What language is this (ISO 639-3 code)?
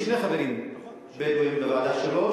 heb